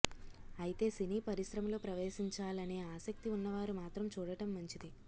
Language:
Telugu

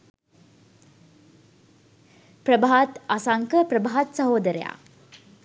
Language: Sinhala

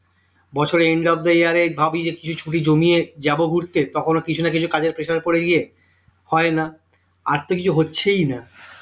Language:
Bangla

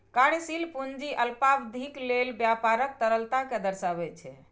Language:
Maithili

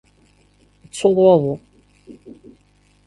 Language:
Kabyle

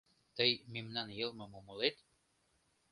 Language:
Mari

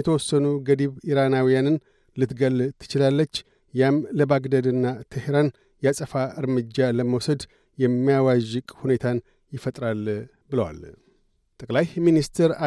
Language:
Amharic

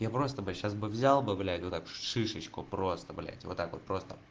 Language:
Russian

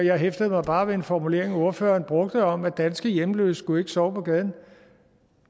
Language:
Danish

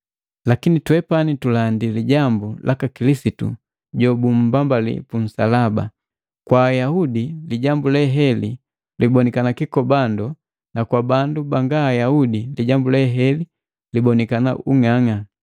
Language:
Matengo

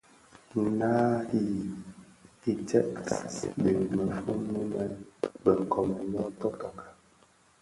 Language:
Bafia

